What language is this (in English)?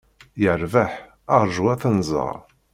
Kabyle